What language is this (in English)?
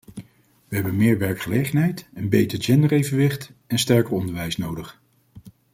Dutch